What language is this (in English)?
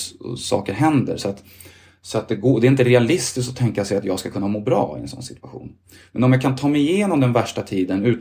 Swedish